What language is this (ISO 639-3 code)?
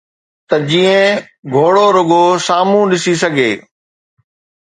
snd